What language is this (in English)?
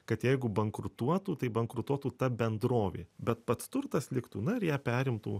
Lithuanian